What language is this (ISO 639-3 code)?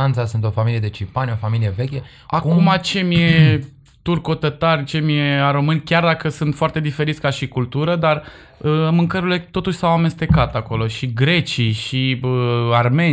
ron